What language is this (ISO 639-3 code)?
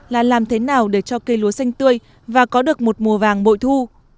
vie